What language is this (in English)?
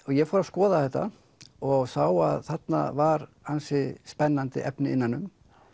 Icelandic